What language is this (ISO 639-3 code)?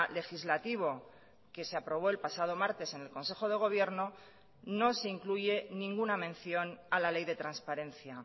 spa